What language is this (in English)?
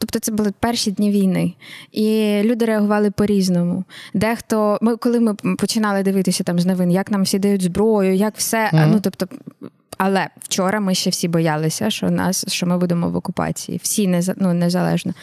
Ukrainian